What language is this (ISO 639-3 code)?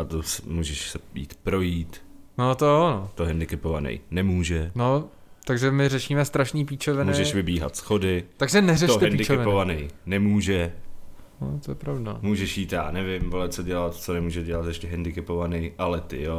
ces